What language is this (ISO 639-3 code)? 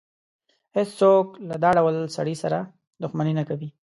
pus